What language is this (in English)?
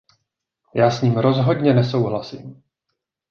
Czech